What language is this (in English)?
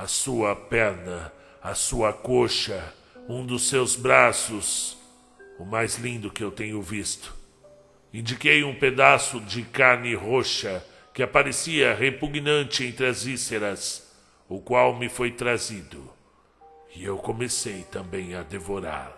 Portuguese